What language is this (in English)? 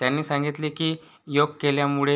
Marathi